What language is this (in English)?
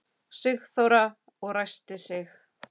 Icelandic